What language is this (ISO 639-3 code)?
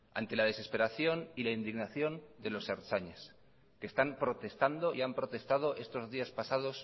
spa